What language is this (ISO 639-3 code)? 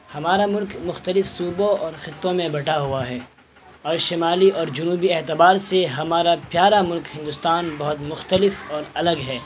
urd